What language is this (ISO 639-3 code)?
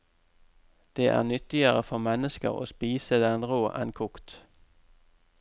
nor